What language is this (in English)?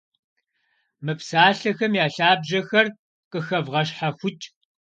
Kabardian